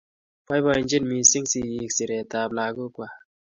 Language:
Kalenjin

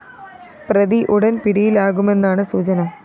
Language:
Malayalam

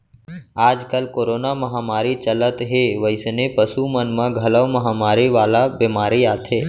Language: Chhattisgarhi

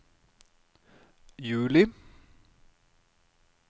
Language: Norwegian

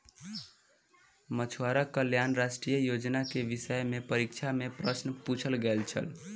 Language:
Maithili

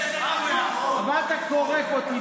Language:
Hebrew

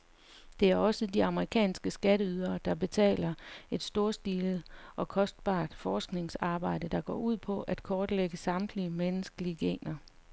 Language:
Danish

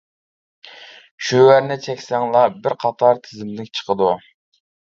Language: Uyghur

